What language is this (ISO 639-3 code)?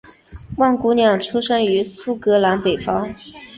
zho